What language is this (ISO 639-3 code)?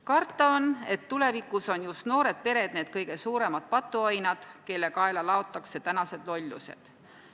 est